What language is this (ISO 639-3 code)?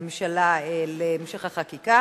heb